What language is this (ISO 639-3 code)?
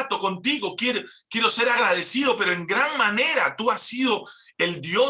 spa